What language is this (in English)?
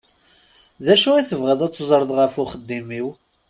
Kabyle